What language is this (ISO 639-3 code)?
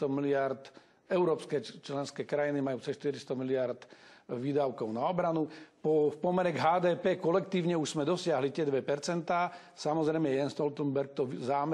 ces